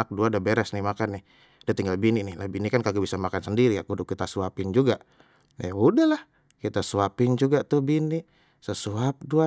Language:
Betawi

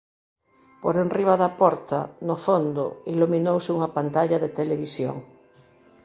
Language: Galician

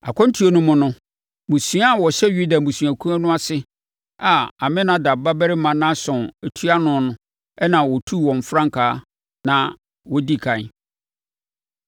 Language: Akan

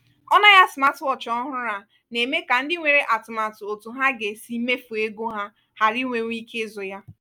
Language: Igbo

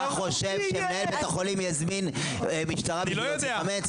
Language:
Hebrew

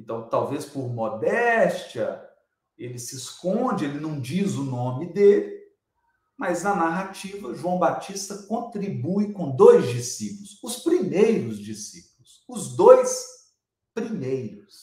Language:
Portuguese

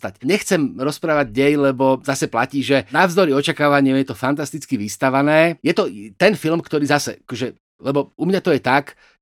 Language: Slovak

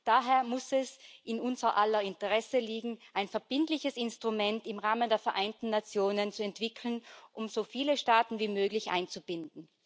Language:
German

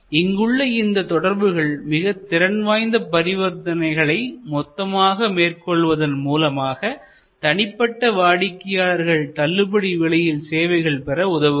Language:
Tamil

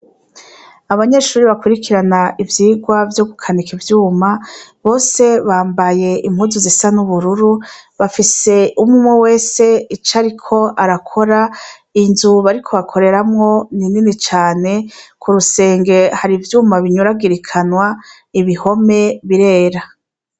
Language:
Rundi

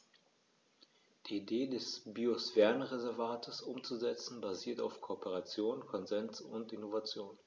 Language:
German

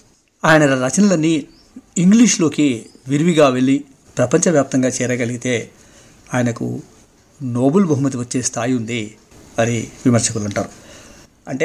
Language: Telugu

